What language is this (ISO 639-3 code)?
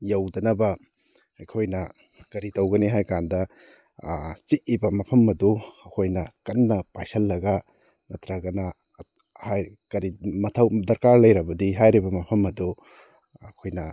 mni